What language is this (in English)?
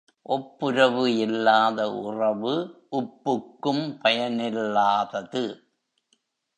Tamil